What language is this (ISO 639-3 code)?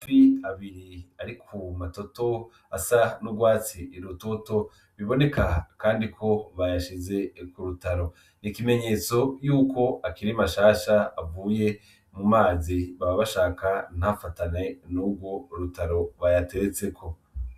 run